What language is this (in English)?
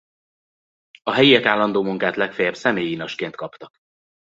Hungarian